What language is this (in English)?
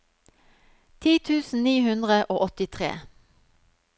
Norwegian